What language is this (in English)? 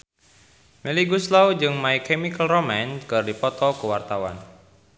Sundanese